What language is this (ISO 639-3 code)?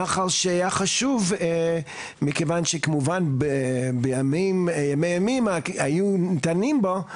heb